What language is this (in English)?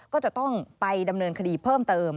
Thai